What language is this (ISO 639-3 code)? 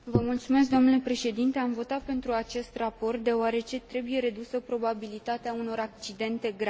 ron